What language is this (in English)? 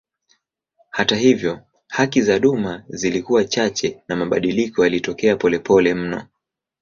Swahili